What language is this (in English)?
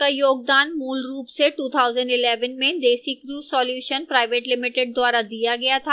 Hindi